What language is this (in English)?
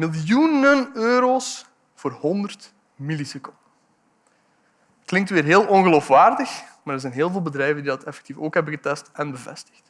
Dutch